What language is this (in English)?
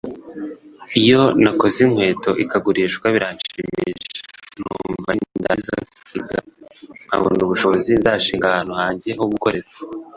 Kinyarwanda